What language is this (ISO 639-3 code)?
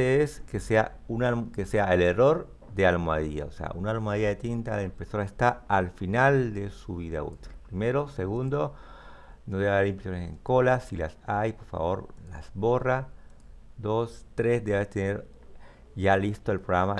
spa